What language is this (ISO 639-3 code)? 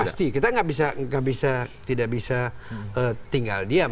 ind